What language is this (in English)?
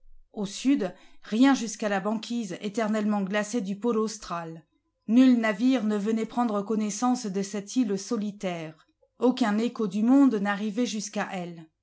French